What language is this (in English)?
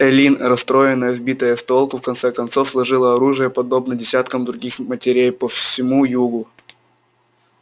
Russian